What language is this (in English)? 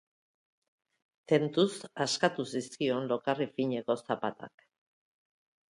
Basque